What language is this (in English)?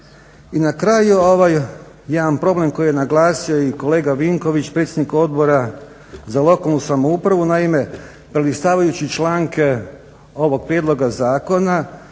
Croatian